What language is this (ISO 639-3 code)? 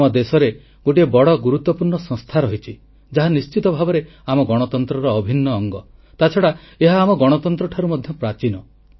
ori